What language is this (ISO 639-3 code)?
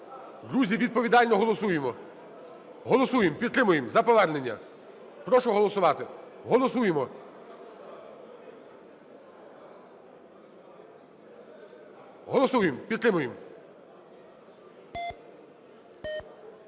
ukr